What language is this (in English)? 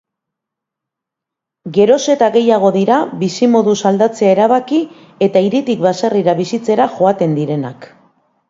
Basque